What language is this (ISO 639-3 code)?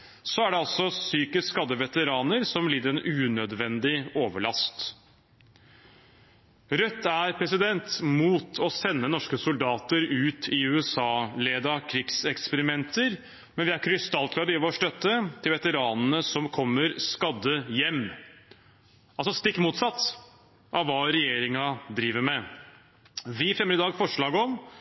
nob